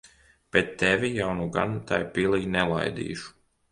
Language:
Latvian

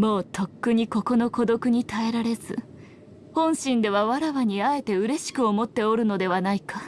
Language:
Japanese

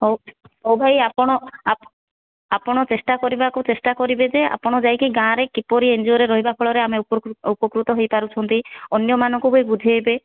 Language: Odia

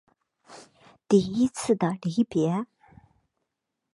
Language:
Chinese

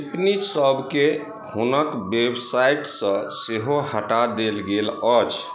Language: Maithili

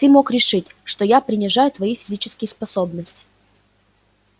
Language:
Russian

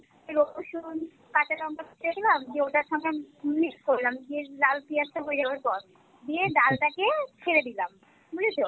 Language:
Bangla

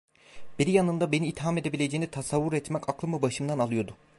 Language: Turkish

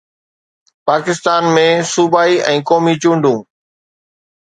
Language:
Sindhi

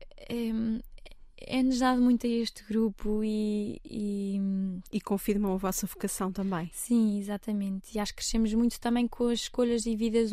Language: Portuguese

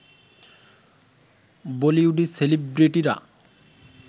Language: Bangla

